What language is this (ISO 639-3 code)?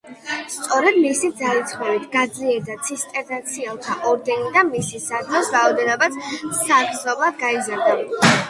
kat